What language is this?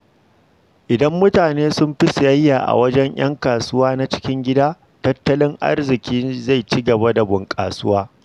Hausa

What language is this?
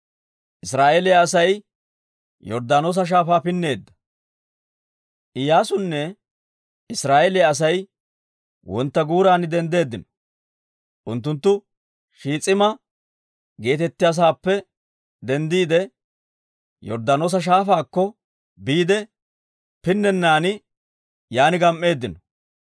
Dawro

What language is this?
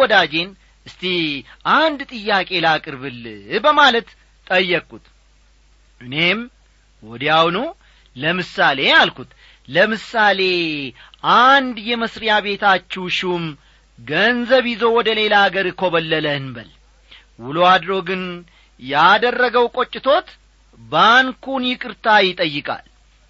Amharic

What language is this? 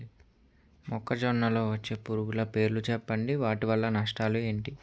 Telugu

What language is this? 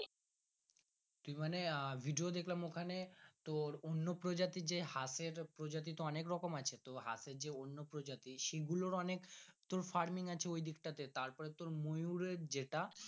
Bangla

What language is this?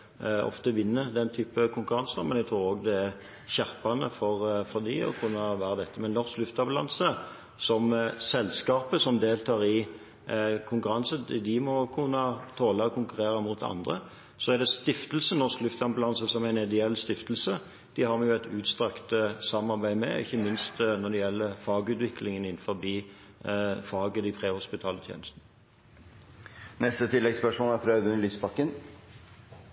Norwegian Bokmål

